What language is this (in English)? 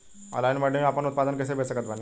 Bhojpuri